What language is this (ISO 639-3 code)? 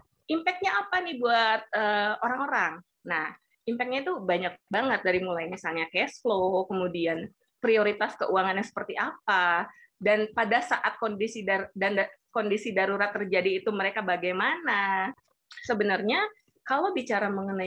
ind